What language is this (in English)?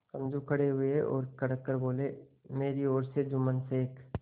Hindi